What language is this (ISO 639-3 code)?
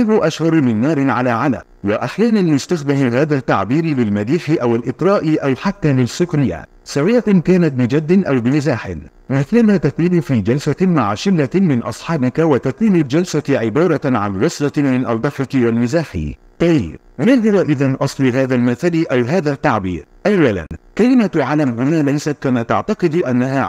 ara